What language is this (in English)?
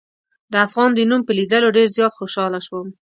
Pashto